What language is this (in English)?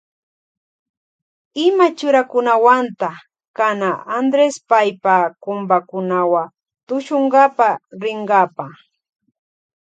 Loja Highland Quichua